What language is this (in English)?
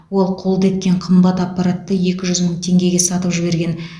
Kazakh